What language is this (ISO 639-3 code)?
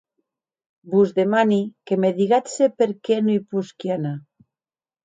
oci